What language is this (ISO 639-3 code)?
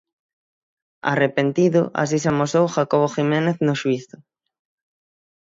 glg